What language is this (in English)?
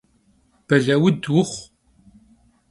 Kabardian